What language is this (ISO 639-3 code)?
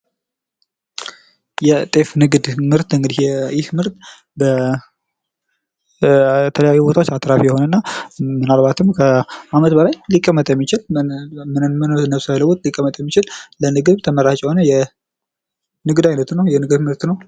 amh